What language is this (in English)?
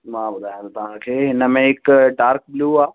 Sindhi